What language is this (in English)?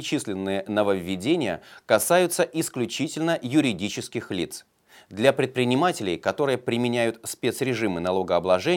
Russian